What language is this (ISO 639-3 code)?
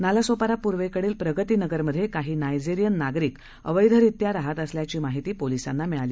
mar